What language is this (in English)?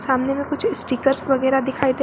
Hindi